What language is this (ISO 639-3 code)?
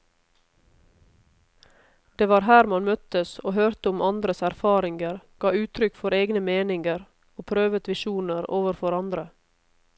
nor